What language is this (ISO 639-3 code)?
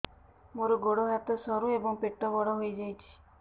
ori